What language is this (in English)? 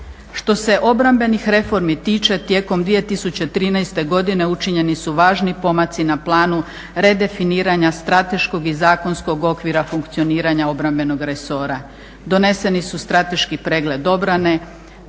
Croatian